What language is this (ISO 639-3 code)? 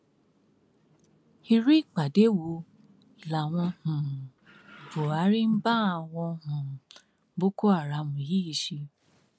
yor